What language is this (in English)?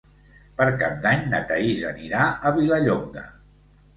Catalan